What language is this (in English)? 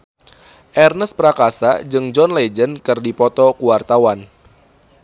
Sundanese